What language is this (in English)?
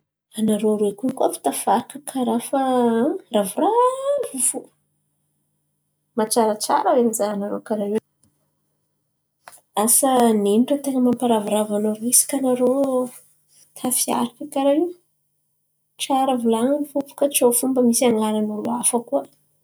Antankarana Malagasy